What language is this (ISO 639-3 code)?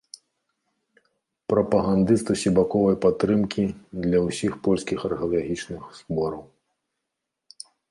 bel